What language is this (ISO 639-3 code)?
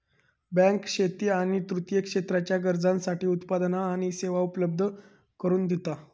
mar